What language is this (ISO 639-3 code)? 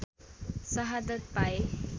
nep